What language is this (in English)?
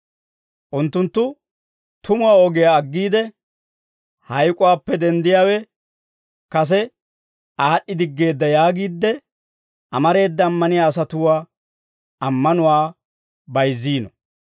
Dawro